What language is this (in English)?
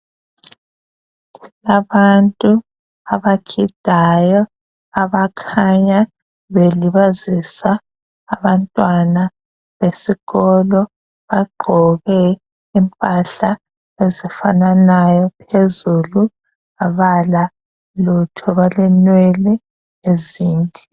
North Ndebele